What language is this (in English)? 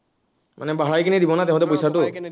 Assamese